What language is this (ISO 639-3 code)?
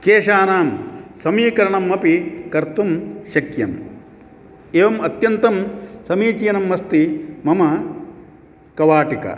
san